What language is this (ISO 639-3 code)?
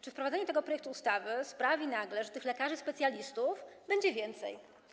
pol